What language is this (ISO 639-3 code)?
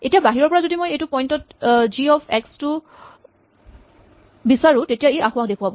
asm